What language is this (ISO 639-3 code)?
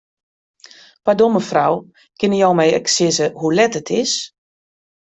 fry